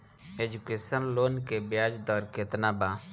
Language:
Bhojpuri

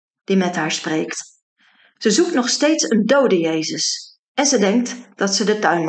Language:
Dutch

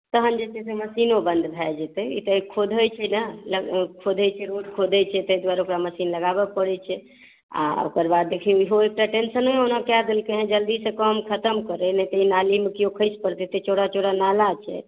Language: Maithili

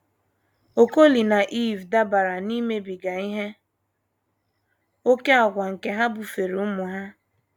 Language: Igbo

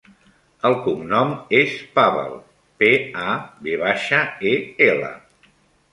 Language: Catalan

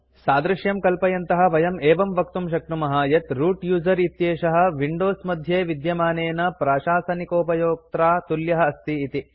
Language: Sanskrit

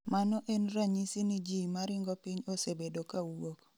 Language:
Luo (Kenya and Tanzania)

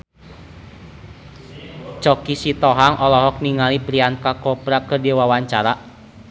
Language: Sundanese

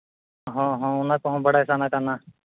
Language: Santali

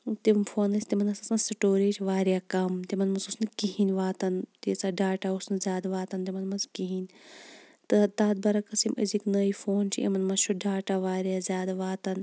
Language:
Kashmiri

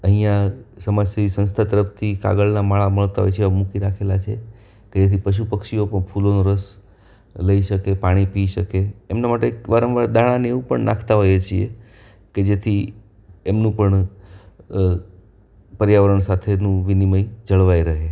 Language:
Gujarati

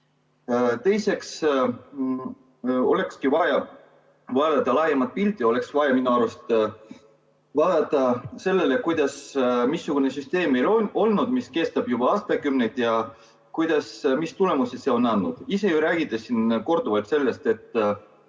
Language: Estonian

